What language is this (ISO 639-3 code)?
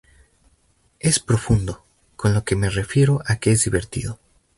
spa